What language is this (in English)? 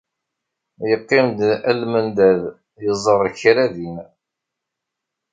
Kabyle